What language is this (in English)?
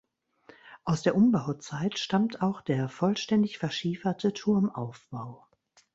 German